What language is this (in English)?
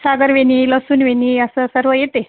Marathi